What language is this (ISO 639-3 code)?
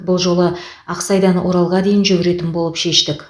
kaz